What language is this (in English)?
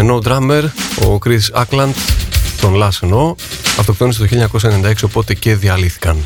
Greek